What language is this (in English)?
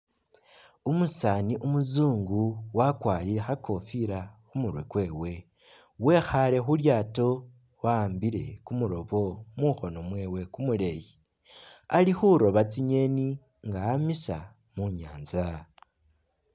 Masaaba